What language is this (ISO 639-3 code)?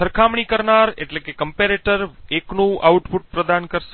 guj